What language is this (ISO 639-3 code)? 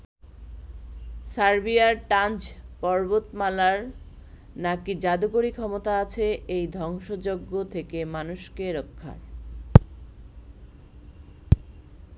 ben